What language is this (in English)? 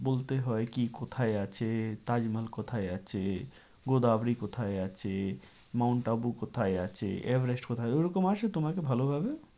Bangla